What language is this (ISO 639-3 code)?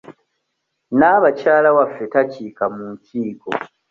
lug